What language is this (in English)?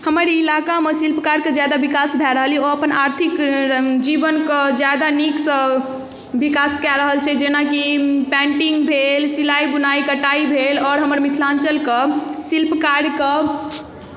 Maithili